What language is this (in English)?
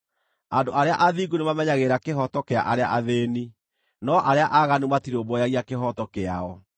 Kikuyu